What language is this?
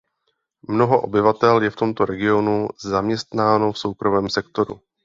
Czech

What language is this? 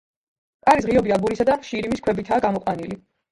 Georgian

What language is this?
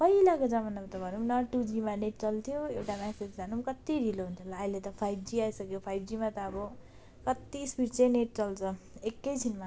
Nepali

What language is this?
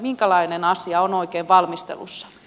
Finnish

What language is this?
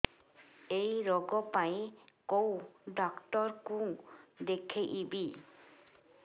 Odia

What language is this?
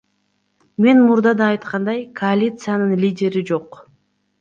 Kyrgyz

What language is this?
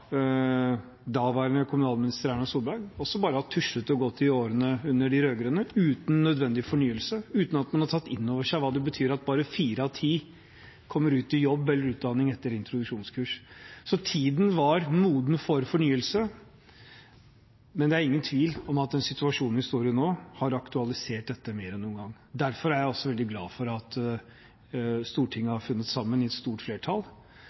Norwegian Bokmål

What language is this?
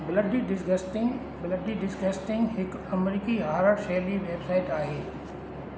Sindhi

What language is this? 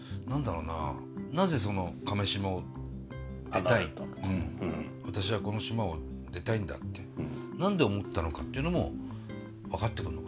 Japanese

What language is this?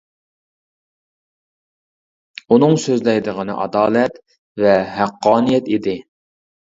Uyghur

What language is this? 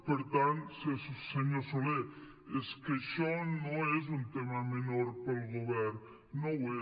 Catalan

